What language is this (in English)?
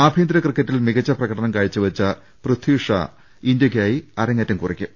Malayalam